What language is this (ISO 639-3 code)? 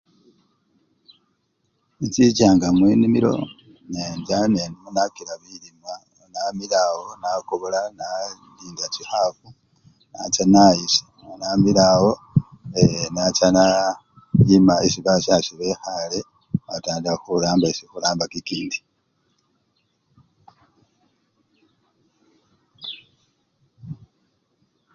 luy